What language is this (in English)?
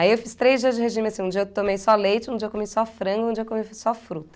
Portuguese